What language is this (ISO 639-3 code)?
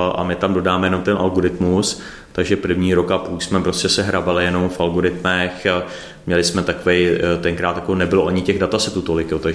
ces